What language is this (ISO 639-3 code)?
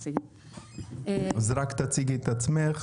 heb